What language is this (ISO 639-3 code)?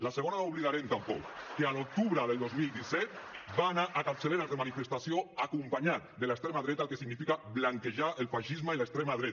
cat